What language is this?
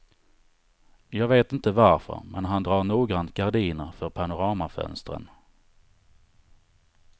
Swedish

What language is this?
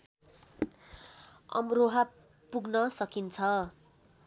Nepali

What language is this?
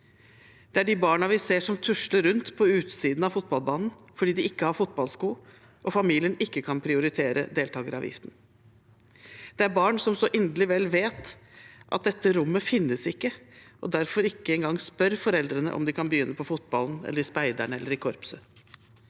Norwegian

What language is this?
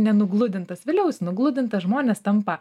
Lithuanian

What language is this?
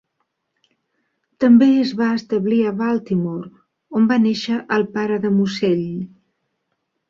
Catalan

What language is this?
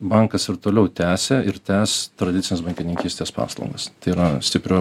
Lithuanian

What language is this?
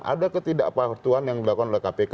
Indonesian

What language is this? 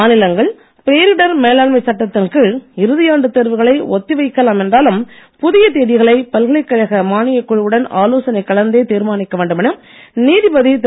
Tamil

